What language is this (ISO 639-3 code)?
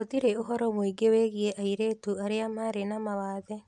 kik